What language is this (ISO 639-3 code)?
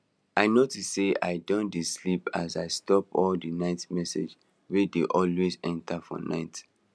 pcm